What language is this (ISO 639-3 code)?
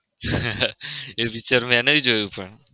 guj